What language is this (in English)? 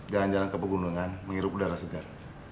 Indonesian